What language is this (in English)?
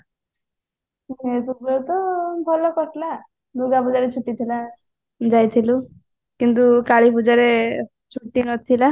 Odia